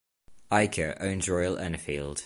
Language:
English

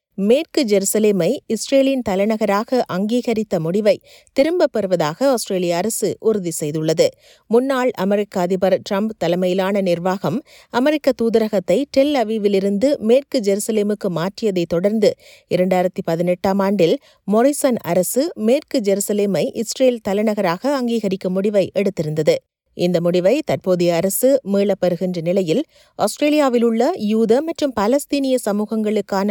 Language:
Tamil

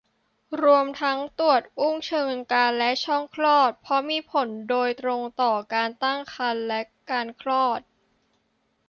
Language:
Thai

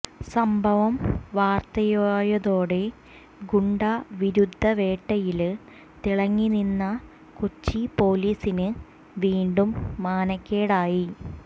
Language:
Malayalam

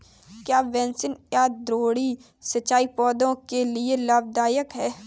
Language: Hindi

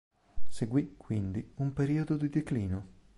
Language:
Italian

